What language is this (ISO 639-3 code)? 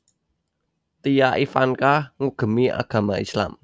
jav